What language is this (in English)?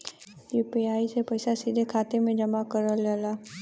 Bhojpuri